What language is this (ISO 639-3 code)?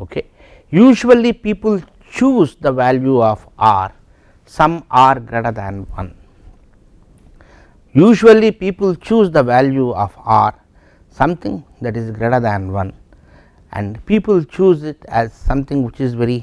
eng